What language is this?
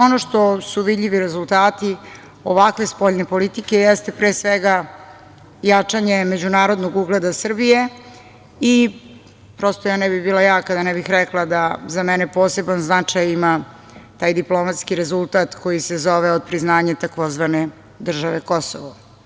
Serbian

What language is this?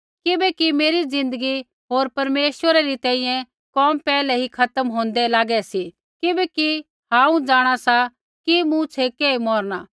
Kullu Pahari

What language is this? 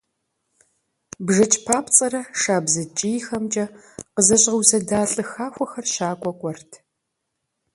Kabardian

